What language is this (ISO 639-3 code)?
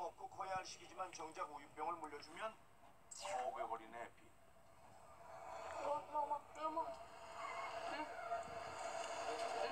kor